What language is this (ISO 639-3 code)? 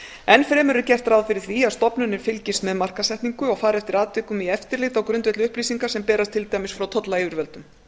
isl